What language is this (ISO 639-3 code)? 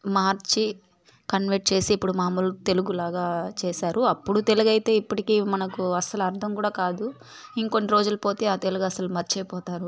tel